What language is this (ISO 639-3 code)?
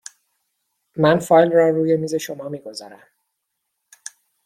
fas